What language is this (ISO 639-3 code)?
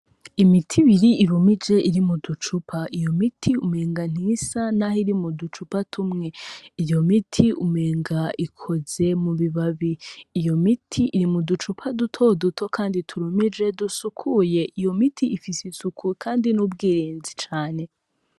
run